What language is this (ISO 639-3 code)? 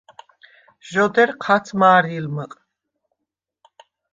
sva